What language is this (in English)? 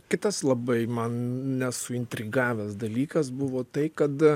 Lithuanian